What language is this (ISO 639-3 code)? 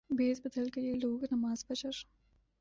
urd